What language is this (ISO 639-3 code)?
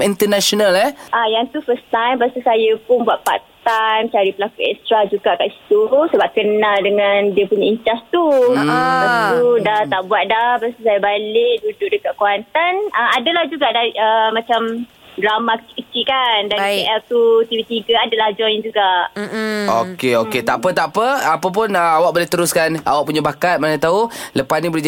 msa